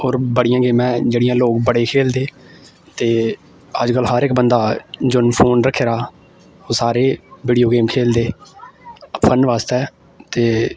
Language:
Dogri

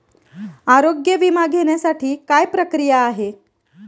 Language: Marathi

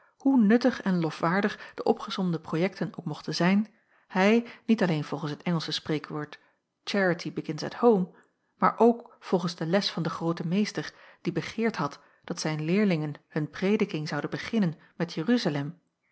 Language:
Dutch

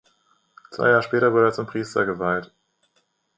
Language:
German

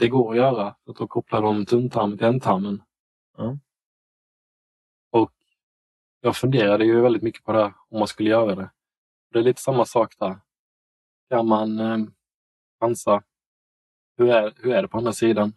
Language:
Swedish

